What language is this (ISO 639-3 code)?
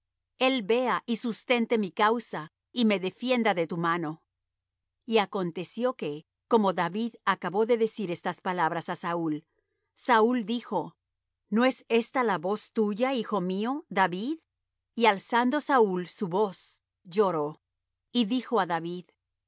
spa